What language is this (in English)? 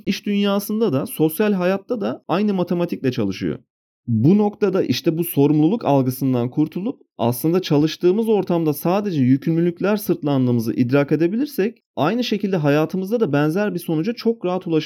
Turkish